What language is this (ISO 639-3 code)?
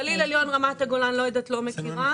heb